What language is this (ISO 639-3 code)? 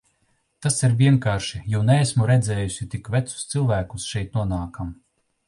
lav